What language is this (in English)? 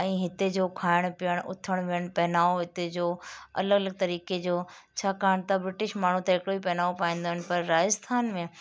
Sindhi